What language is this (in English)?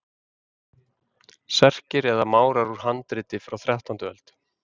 Icelandic